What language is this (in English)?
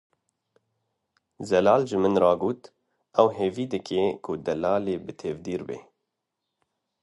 Kurdish